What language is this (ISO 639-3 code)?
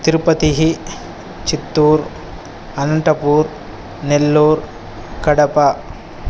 san